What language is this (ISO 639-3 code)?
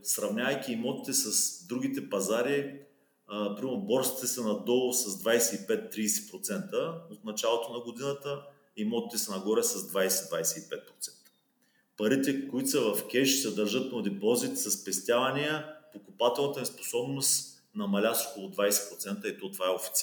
bul